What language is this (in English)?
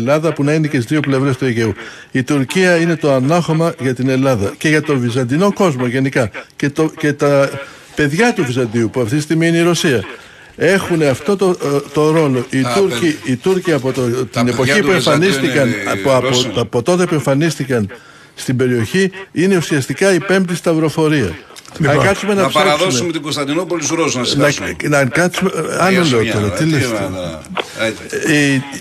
Greek